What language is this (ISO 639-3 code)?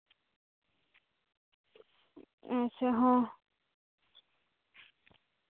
sat